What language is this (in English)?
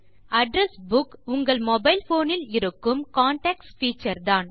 Tamil